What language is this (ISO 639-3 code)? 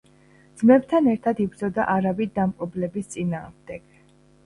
kat